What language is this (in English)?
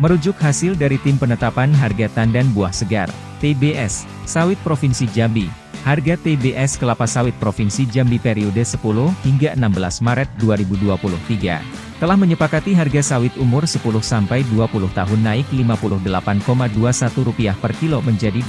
Indonesian